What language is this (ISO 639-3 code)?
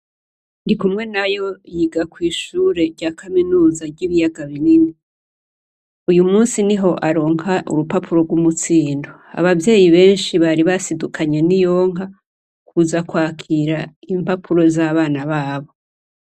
run